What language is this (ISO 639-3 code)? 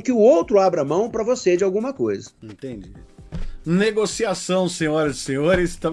por